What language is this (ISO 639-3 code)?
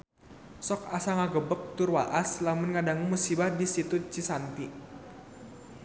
sun